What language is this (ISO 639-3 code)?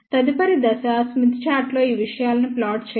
tel